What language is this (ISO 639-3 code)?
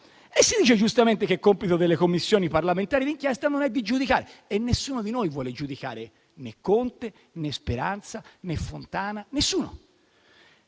ita